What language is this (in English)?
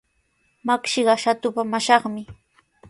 Sihuas Ancash Quechua